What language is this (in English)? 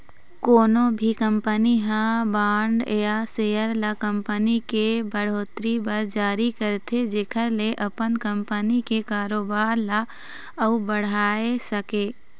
Chhattisgarhi